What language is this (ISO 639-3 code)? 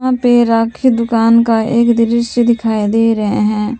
hin